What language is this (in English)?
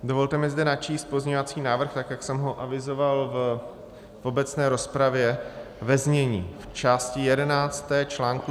Czech